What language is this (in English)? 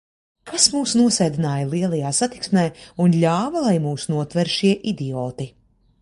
Latvian